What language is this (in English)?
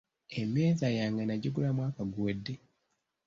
Ganda